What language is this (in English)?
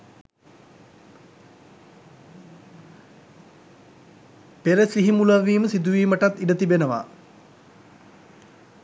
Sinhala